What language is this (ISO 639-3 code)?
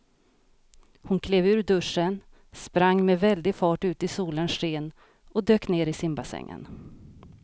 swe